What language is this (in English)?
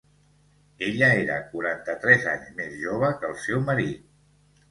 Catalan